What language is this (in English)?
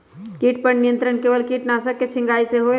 Magahi